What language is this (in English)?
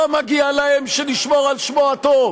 Hebrew